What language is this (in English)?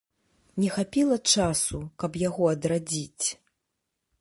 Belarusian